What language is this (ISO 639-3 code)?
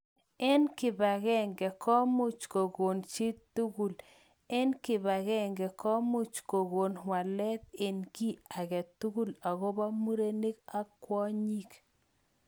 kln